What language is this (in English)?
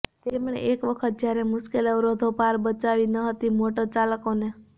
Gujarati